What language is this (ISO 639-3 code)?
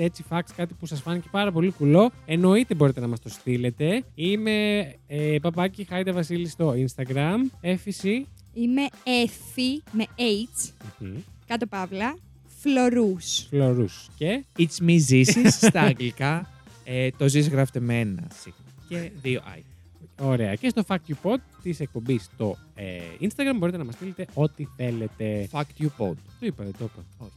ell